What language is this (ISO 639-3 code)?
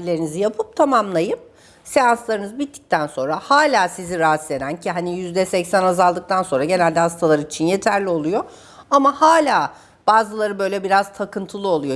tur